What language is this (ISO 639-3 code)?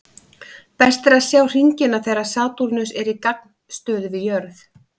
isl